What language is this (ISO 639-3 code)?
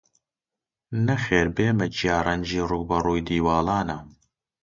ckb